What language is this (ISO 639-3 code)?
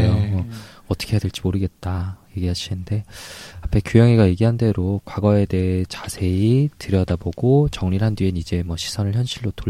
kor